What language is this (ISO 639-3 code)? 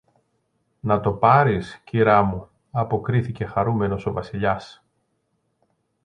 ell